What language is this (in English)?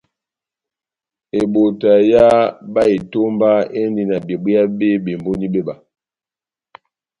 Batanga